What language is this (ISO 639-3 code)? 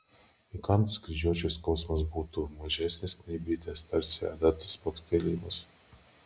lit